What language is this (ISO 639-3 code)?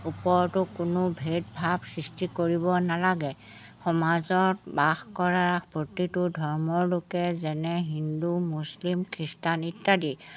asm